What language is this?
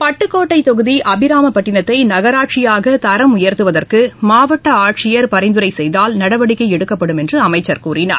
Tamil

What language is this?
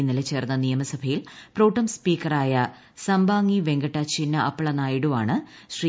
Malayalam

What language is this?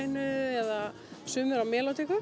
Icelandic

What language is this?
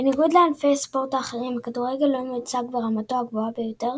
Hebrew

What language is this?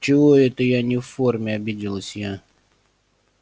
Russian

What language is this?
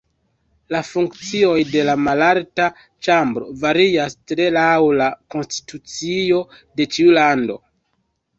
Esperanto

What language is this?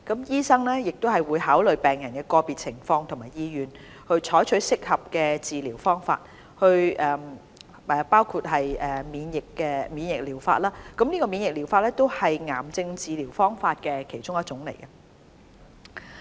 Cantonese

